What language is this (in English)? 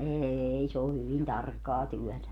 Finnish